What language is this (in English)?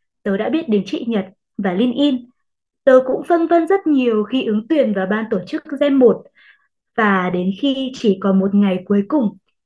Vietnamese